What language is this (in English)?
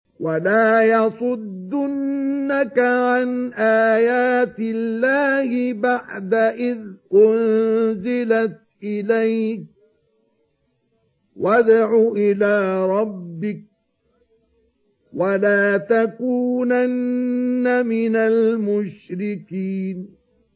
Arabic